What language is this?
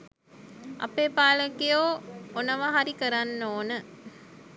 Sinhala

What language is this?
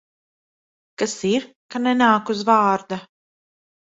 Latvian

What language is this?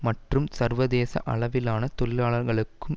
Tamil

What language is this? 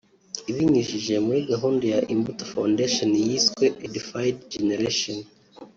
Kinyarwanda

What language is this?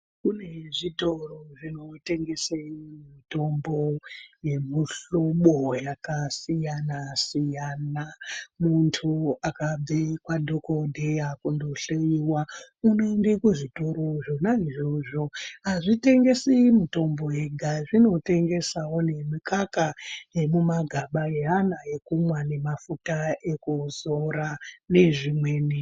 Ndau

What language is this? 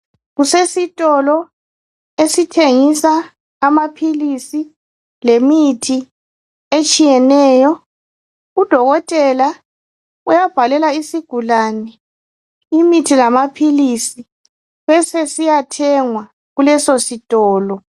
North Ndebele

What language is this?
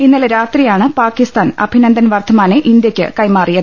Malayalam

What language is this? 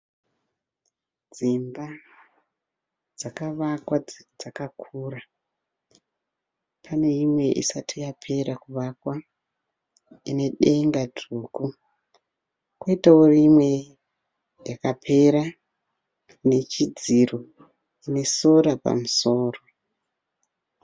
Shona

